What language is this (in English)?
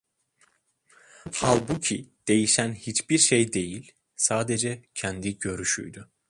Turkish